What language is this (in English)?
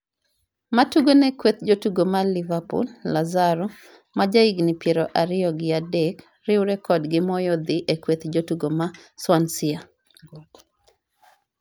Luo (Kenya and Tanzania)